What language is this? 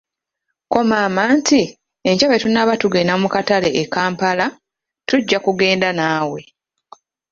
Ganda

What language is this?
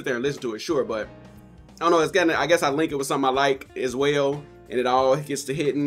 English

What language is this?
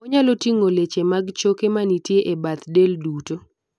Luo (Kenya and Tanzania)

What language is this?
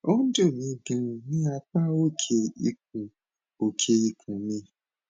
Yoruba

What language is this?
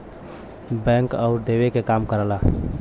Bhojpuri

